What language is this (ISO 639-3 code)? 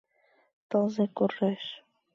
chm